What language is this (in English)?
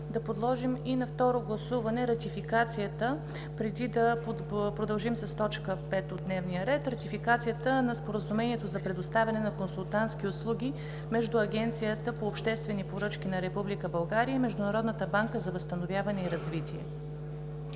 Bulgarian